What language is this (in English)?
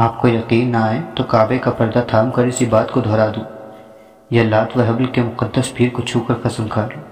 Urdu